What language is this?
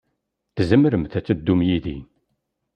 Kabyle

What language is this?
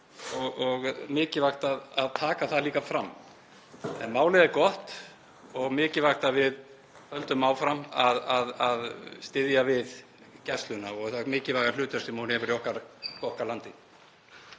Icelandic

